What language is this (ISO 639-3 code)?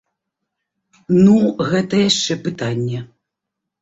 bel